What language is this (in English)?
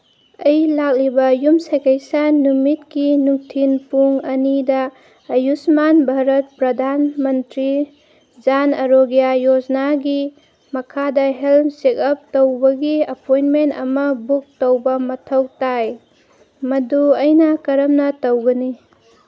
Manipuri